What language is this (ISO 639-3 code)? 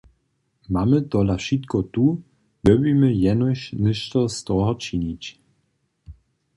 hsb